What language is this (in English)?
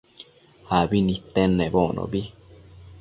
Matsés